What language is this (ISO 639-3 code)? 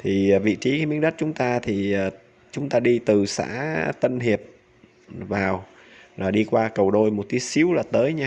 vie